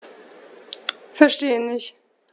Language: German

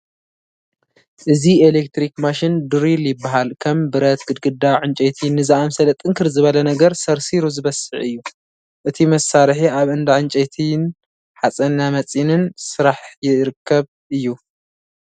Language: Tigrinya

